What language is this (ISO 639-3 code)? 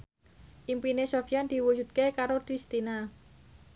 jav